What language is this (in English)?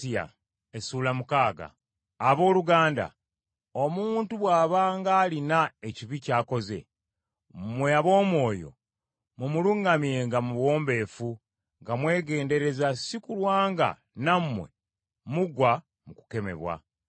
Ganda